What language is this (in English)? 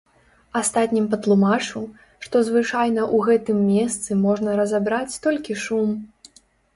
Belarusian